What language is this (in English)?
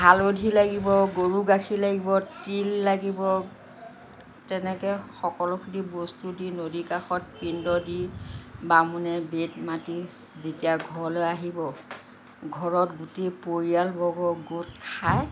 Assamese